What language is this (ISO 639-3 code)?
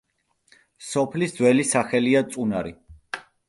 kat